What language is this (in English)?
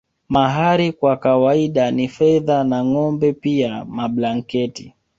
Swahili